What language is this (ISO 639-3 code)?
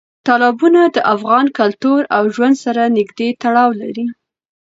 pus